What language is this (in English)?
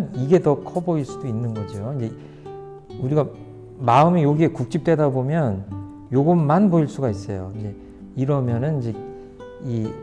Korean